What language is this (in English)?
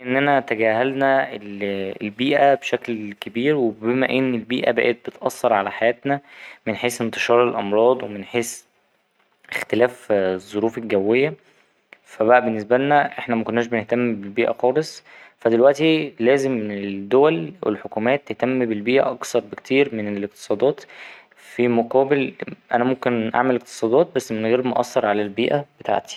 Egyptian Arabic